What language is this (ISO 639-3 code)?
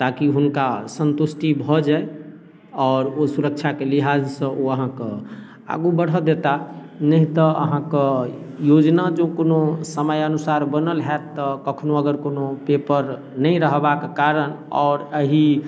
mai